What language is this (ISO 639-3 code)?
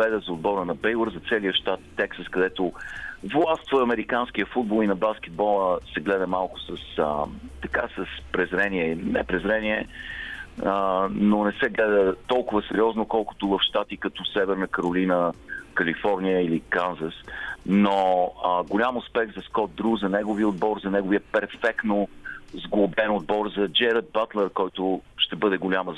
bul